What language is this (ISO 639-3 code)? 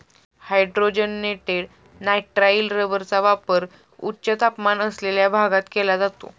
mar